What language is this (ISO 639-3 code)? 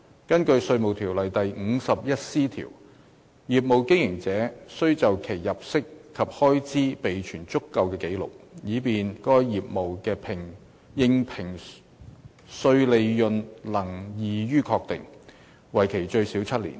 yue